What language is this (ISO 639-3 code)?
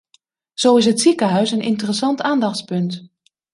nld